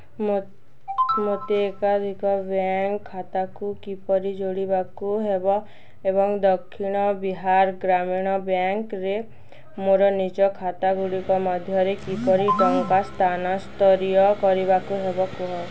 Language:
Odia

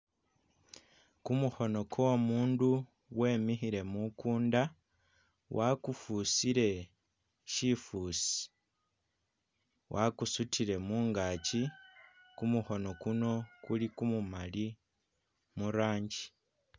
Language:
Masaaba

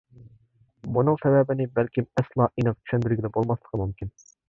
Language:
Uyghur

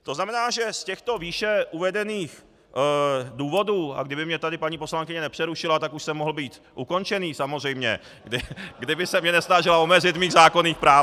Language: Czech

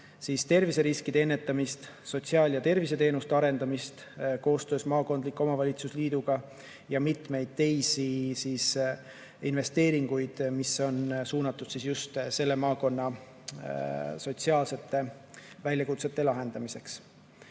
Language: Estonian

